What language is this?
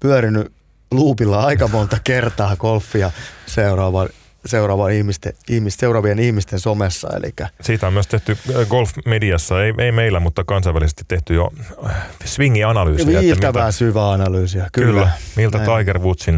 Finnish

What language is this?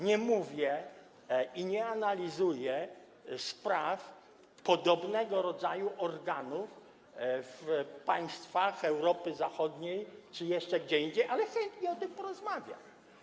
Polish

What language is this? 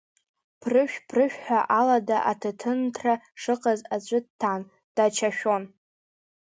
Abkhazian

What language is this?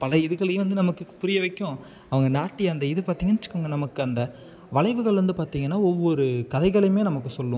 Tamil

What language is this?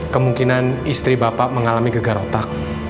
Indonesian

